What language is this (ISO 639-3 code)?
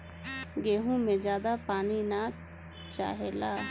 bho